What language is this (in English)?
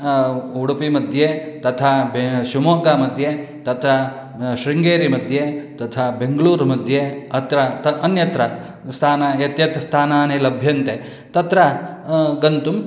Sanskrit